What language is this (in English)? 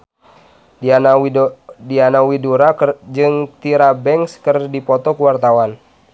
Sundanese